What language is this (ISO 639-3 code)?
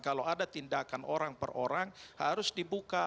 ind